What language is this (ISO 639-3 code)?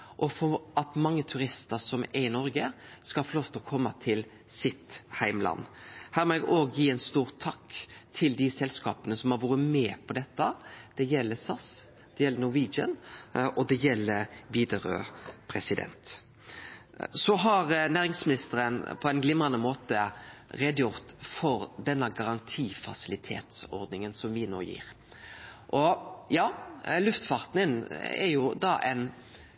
nno